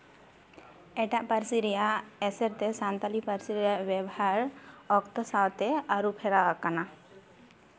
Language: Santali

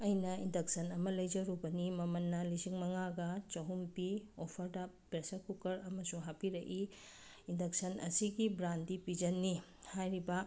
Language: Manipuri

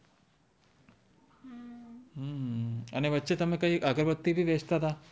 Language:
Gujarati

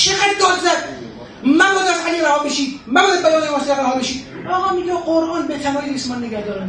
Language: Persian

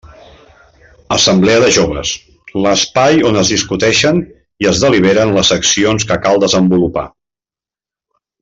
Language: Catalan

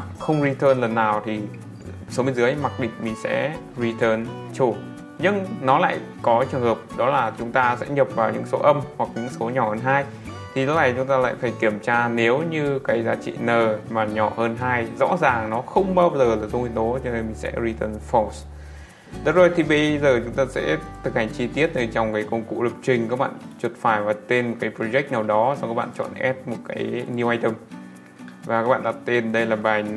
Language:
Vietnamese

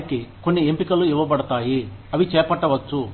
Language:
Telugu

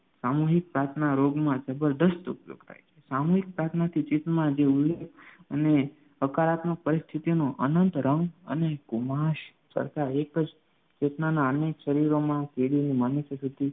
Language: Gujarati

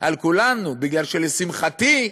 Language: Hebrew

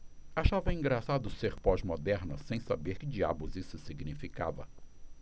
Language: Portuguese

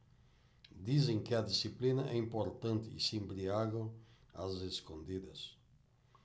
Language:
Portuguese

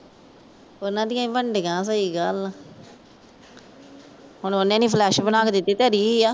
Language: Punjabi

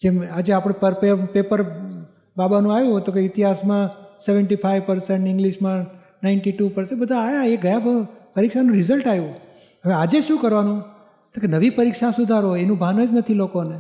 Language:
Gujarati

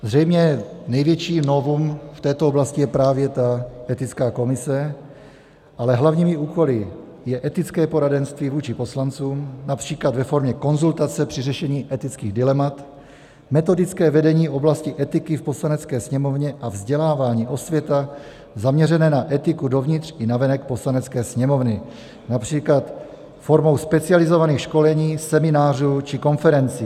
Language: Czech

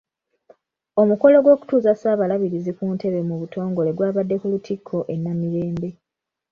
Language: Ganda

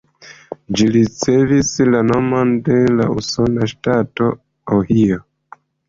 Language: Esperanto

